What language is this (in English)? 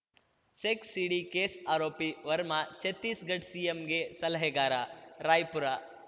Kannada